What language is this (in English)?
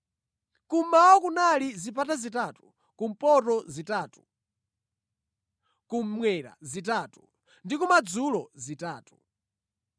Nyanja